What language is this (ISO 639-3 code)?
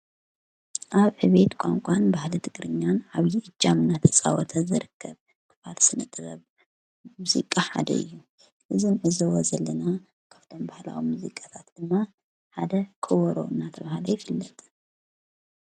tir